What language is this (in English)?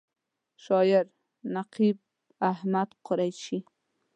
Pashto